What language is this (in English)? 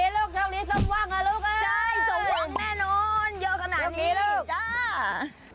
Thai